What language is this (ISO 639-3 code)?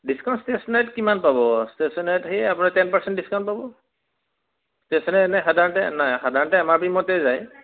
asm